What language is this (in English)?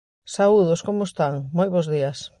Galician